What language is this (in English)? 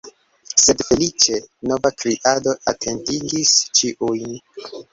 Esperanto